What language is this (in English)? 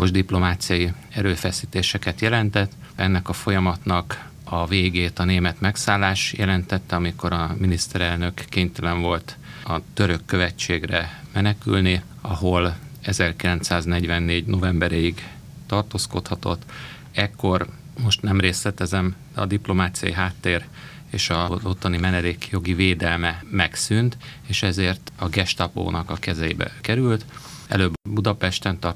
Hungarian